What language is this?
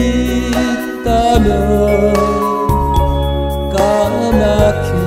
Korean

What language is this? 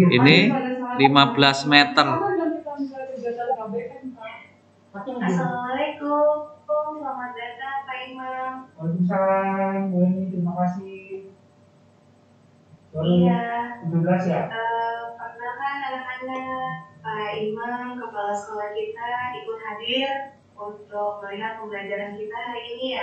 Indonesian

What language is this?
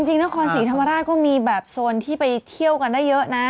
Thai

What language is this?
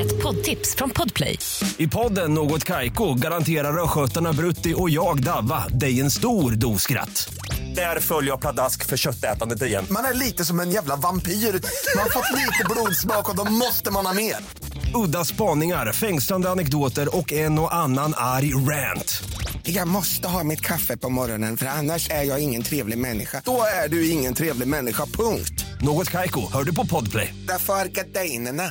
Swedish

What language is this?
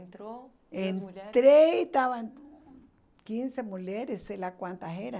Portuguese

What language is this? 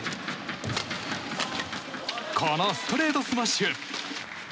Japanese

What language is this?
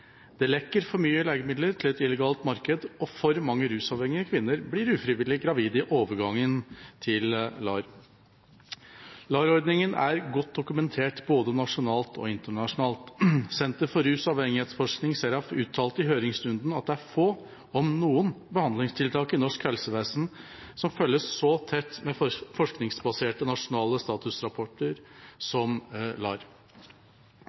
Norwegian Bokmål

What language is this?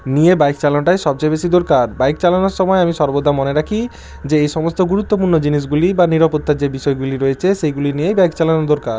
Bangla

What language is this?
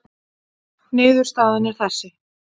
Icelandic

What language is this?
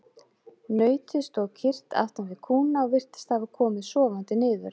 Icelandic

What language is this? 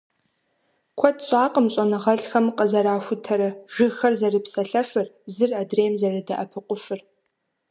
Kabardian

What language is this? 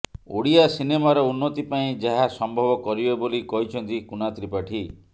Odia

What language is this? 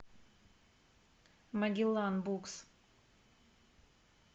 Russian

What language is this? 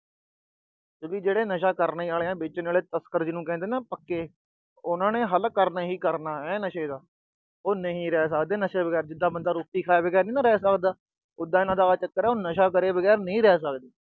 Punjabi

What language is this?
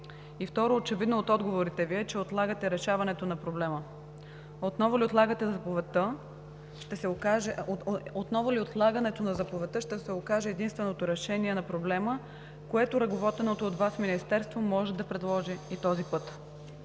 Bulgarian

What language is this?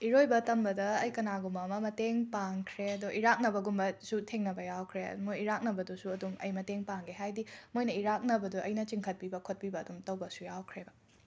Manipuri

